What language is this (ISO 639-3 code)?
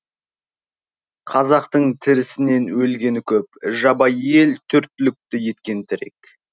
kaz